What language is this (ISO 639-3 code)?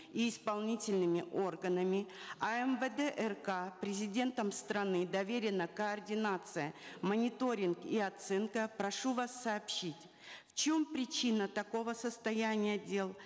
kaz